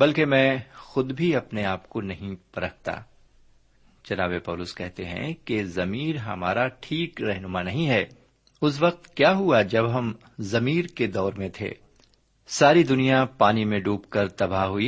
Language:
Urdu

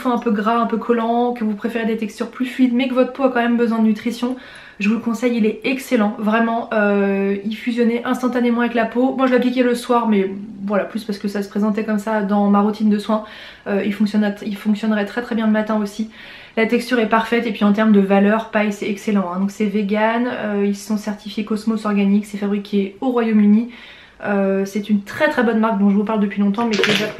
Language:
French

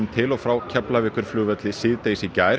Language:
Icelandic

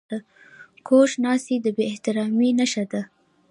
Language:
Pashto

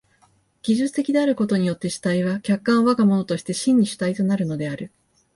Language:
Japanese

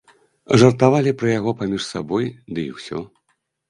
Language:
Belarusian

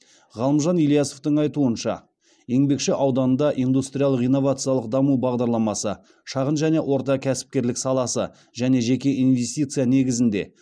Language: Kazakh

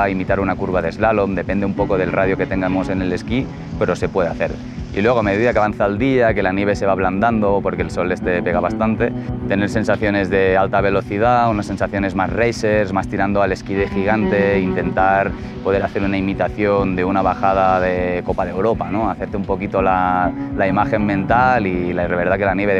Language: Spanish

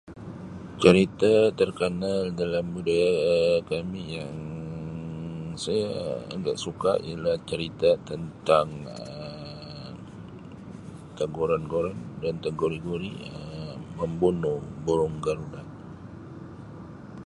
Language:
Sabah Malay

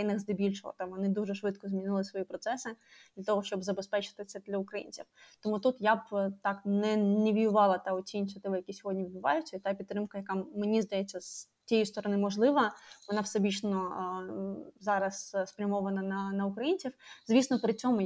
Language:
Ukrainian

